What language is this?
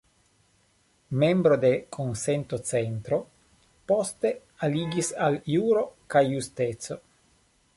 Esperanto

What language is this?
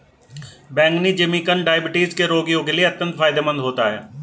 Hindi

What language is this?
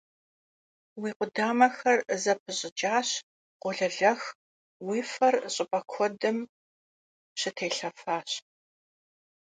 Kabardian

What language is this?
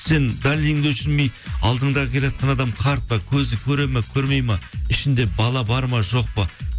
Kazakh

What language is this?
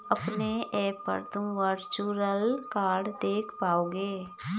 Hindi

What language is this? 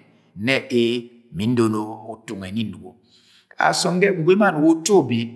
Agwagwune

